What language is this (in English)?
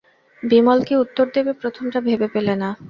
Bangla